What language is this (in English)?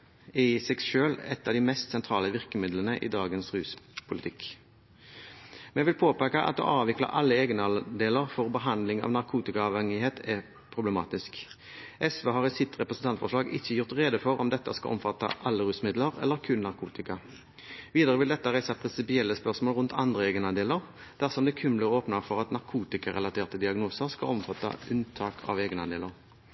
Norwegian Bokmål